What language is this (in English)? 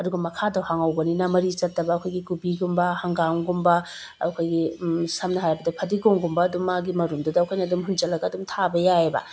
Manipuri